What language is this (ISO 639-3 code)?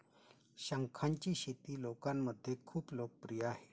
mar